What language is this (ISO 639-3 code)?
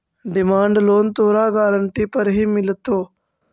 mag